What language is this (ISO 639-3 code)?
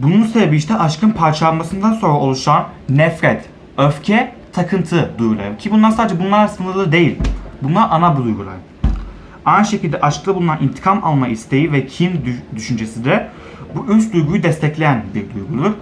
tur